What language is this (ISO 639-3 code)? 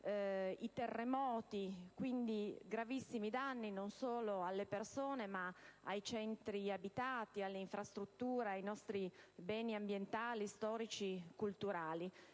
ita